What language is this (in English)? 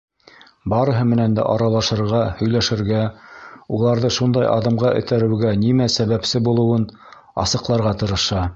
Bashkir